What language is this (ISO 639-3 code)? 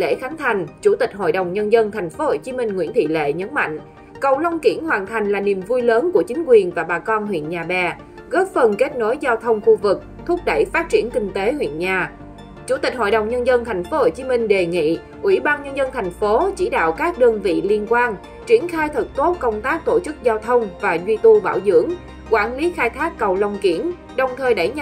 vie